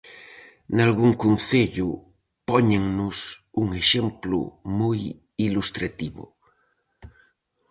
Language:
Galician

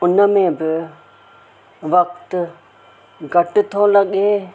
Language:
Sindhi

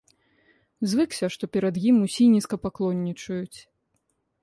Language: Belarusian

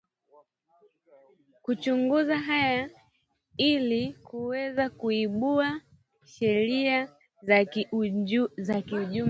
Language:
Swahili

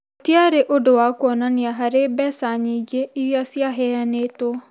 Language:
Kikuyu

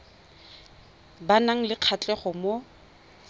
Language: Tswana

